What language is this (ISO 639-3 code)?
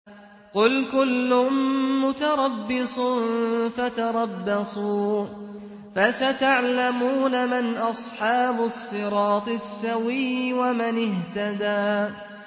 ara